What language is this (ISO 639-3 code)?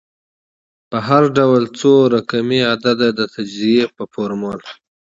pus